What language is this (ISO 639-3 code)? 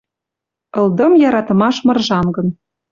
mrj